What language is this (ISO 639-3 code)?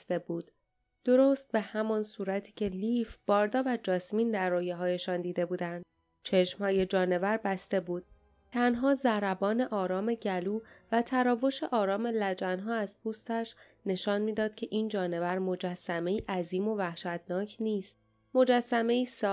fas